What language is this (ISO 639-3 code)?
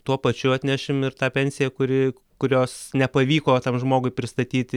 lit